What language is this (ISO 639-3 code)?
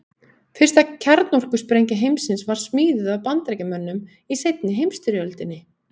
isl